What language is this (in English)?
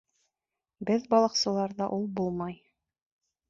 Bashkir